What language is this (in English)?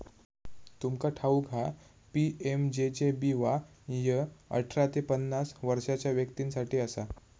Marathi